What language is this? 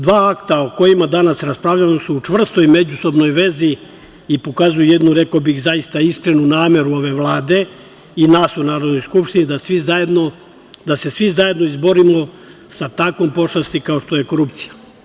Serbian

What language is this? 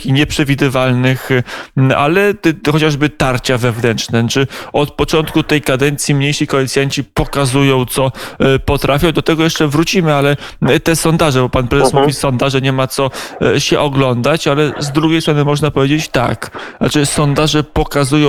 Polish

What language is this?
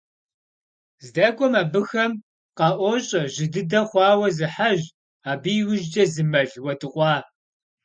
Kabardian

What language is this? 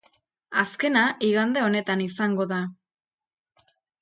Basque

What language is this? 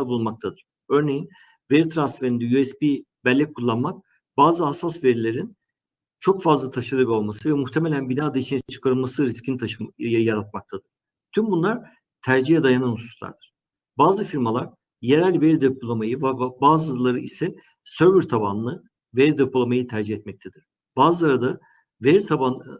Turkish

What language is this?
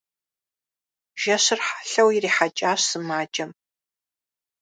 Kabardian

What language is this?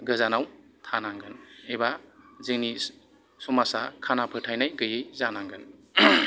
Bodo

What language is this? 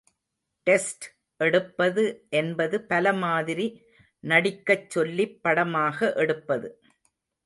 Tamil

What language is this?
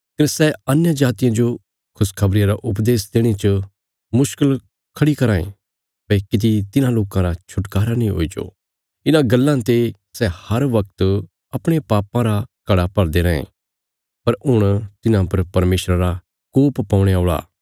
Bilaspuri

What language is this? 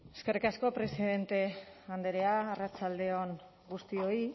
Basque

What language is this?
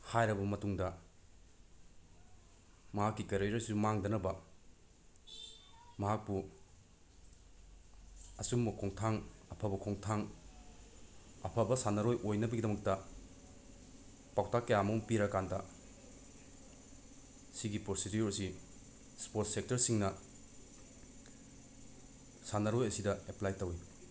Manipuri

